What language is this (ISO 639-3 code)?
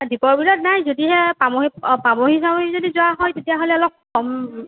asm